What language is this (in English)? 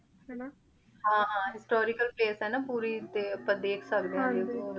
Punjabi